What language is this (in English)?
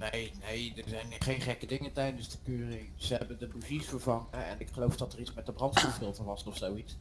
Dutch